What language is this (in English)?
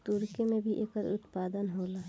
Bhojpuri